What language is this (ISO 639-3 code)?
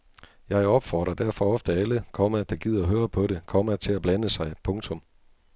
dan